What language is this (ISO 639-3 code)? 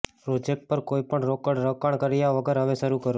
guj